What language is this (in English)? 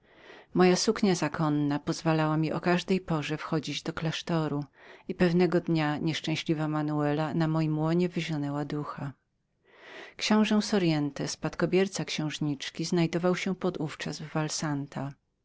Polish